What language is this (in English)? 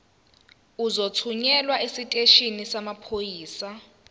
Zulu